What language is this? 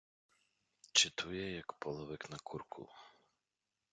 Ukrainian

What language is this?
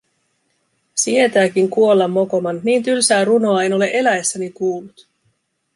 Finnish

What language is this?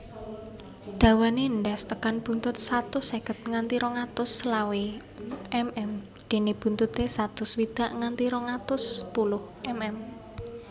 Javanese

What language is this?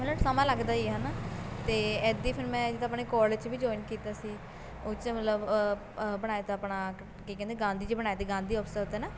Punjabi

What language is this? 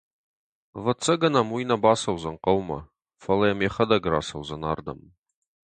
Ossetic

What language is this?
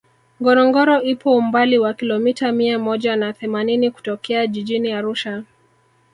Swahili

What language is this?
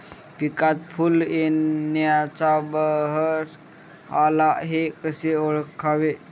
Marathi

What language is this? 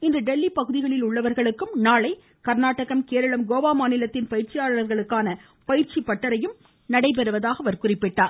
Tamil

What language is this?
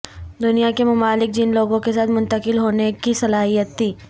Urdu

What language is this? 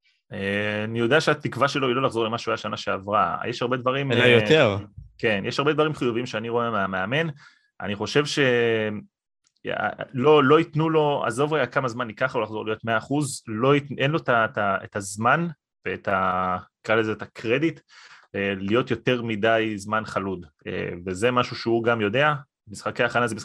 Hebrew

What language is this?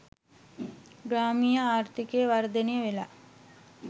Sinhala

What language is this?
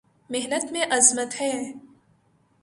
Urdu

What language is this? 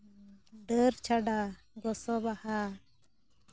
Santali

